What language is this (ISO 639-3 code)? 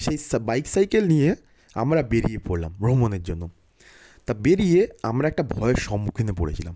ben